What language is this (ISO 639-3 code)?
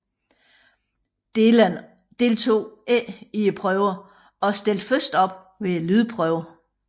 dan